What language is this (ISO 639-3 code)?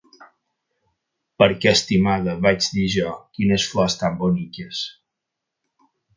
cat